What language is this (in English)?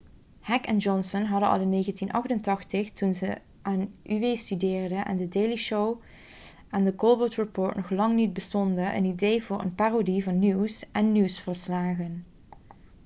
Dutch